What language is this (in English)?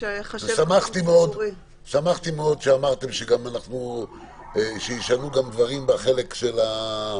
Hebrew